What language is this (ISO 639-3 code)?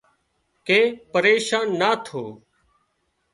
kxp